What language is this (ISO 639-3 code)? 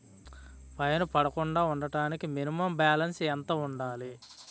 tel